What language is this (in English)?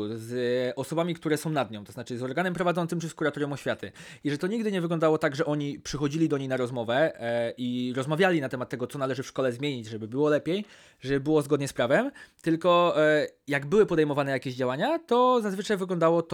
Polish